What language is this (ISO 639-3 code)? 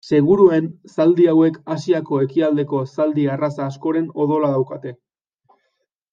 eus